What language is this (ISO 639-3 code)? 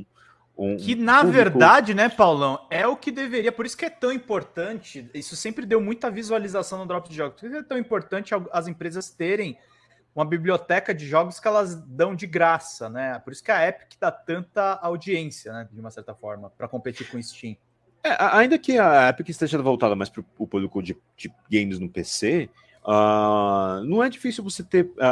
por